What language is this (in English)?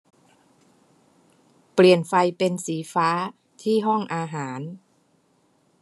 Thai